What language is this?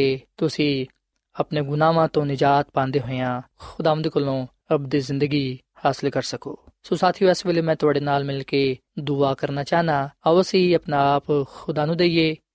Punjabi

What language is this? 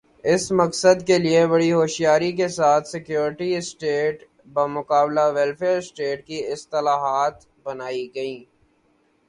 Urdu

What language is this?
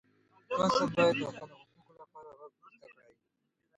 Pashto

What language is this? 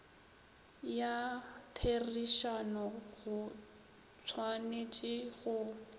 Northern Sotho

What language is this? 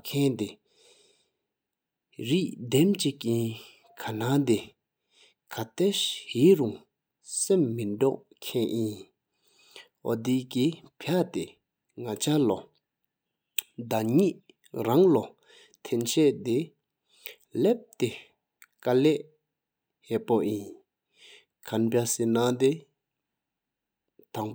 Sikkimese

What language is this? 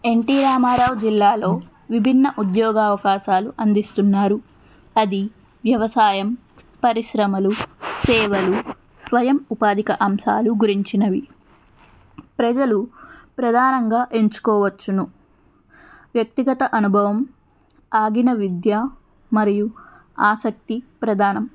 Telugu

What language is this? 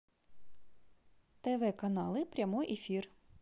Russian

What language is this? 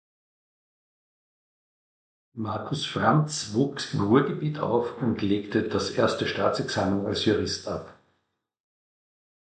German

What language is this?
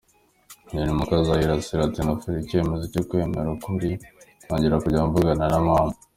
Kinyarwanda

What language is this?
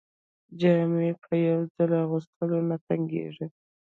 Pashto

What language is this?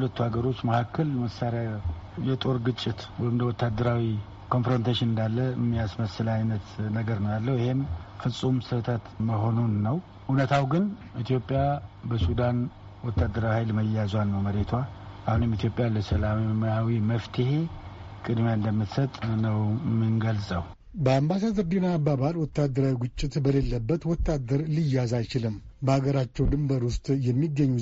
Amharic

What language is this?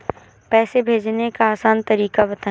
Hindi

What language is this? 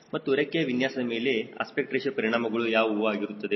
Kannada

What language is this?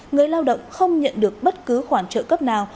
Vietnamese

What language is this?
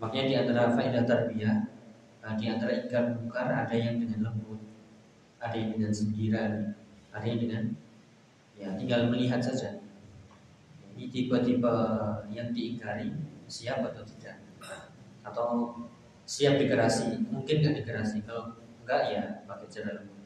Indonesian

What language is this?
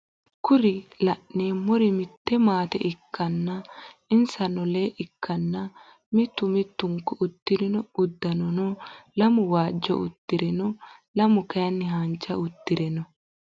Sidamo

